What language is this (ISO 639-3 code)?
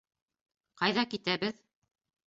bak